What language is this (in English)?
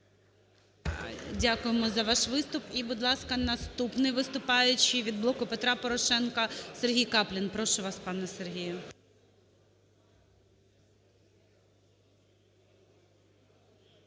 Ukrainian